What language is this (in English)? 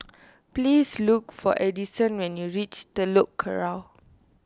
English